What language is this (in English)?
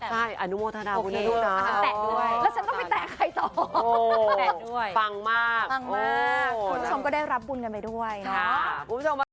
Thai